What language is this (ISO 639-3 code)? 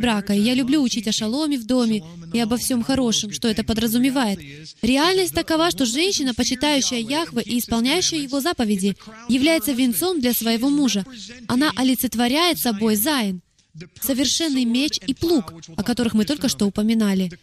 rus